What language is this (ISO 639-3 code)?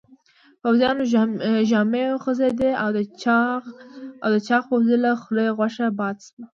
pus